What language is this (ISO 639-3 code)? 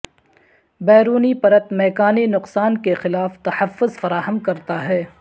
urd